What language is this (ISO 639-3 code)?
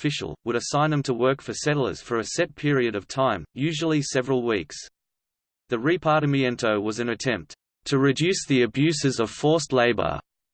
eng